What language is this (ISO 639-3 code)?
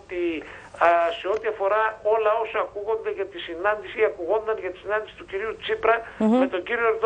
ell